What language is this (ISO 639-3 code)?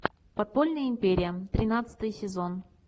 rus